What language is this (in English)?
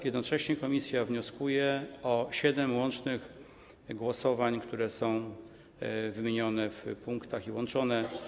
Polish